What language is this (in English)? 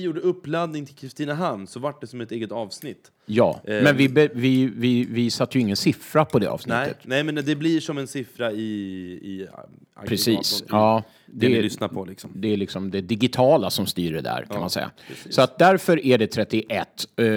Swedish